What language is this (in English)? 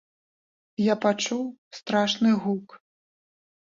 Belarusian